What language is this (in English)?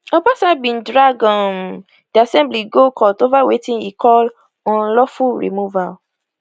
Nigerian Pidgin